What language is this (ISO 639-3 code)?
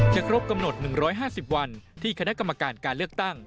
tha